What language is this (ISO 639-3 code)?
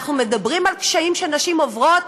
heb